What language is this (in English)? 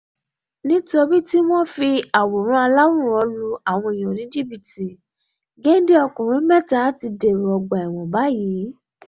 Yoruba